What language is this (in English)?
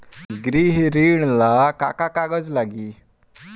Bhojpuri